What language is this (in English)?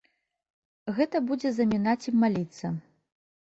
Belarusian